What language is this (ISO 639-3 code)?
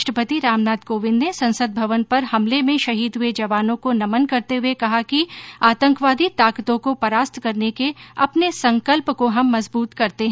hin